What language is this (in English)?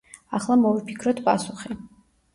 Georgian